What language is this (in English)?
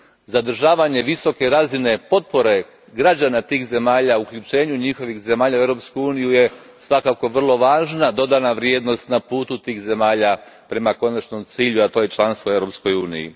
Croatian